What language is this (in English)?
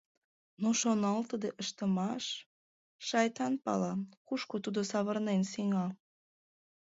Mari